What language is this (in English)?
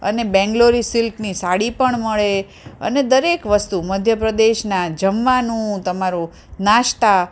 Gujarati